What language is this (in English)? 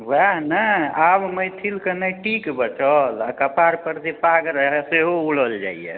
Maithili